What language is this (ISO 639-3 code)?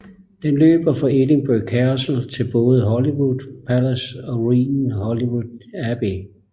dan